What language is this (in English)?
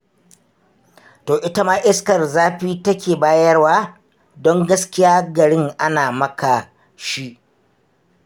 Hausa